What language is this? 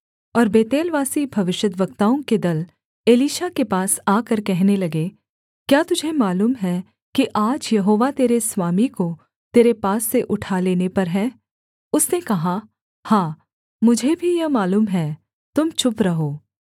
Hindi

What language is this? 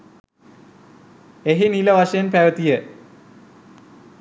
Sinhala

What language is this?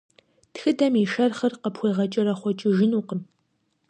Kabardian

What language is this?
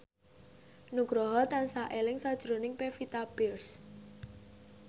Javanese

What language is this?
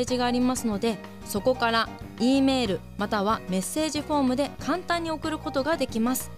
Japanese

